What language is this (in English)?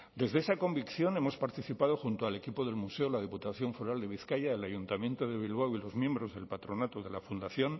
Spanish